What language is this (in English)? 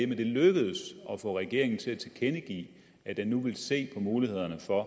Danish